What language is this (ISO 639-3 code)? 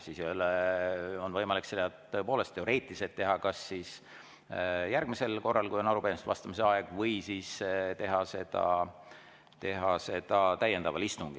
est